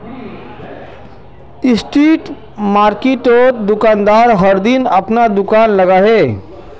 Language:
Magahi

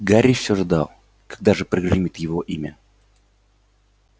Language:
Russian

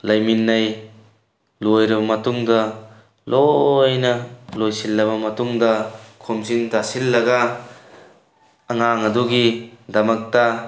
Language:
Manipuri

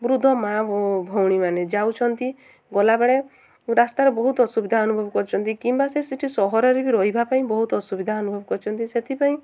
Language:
Odia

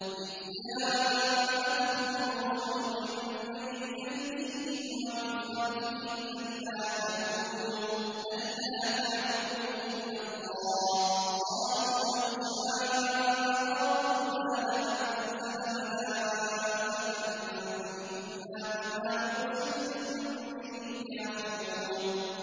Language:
Arabic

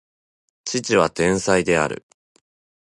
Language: Japanese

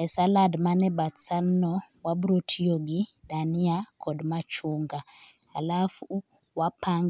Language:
Luo (Kenya and Tanzania)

